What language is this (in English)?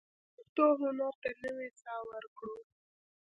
Pashto